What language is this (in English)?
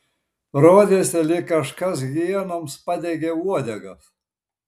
Lithuanian